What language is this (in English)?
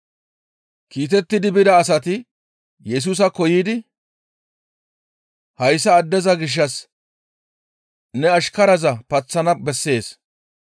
Gamo